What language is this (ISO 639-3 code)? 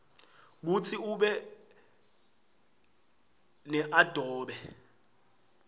ssw